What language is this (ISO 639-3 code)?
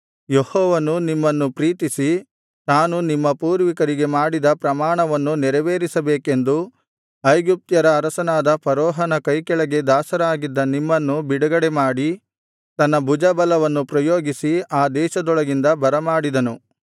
kan